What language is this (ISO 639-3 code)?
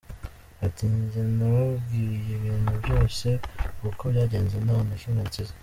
kin